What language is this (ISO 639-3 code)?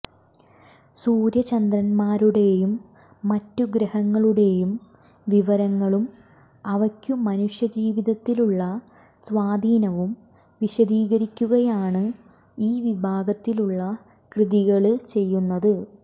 mal